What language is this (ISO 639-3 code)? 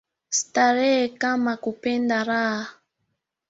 swa